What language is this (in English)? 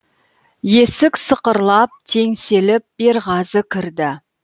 Kazakh